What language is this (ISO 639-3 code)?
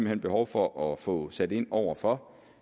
dan